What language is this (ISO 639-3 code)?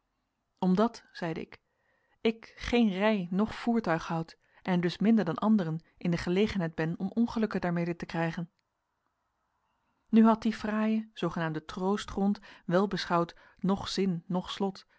nld